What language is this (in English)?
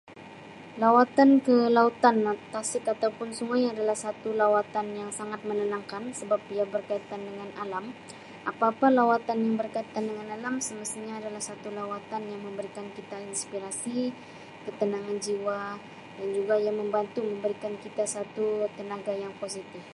Sabah Malay